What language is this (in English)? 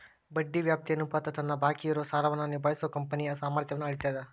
Kannada